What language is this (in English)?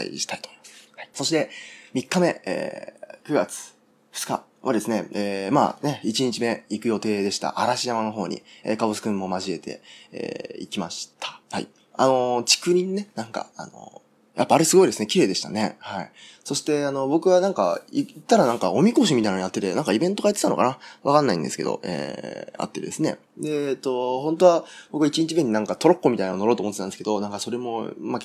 Japanese